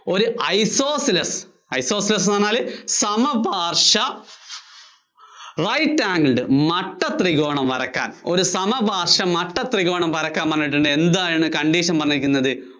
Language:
Malayalam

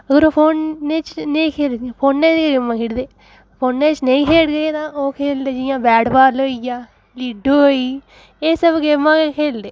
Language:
Dogri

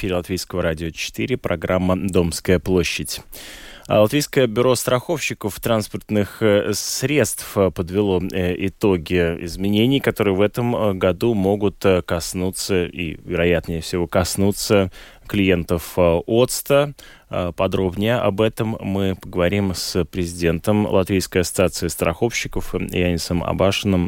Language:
Russian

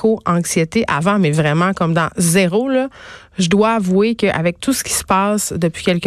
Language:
French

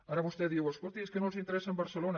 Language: Catalan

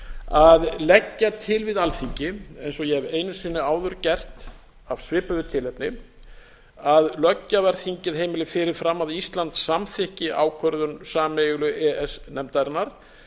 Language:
Icelandic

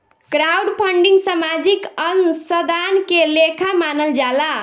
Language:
Bhojpuri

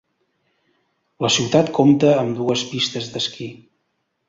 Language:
Catalan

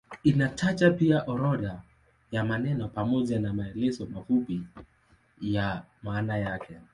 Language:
Swahili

